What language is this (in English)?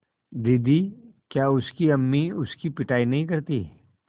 Hindi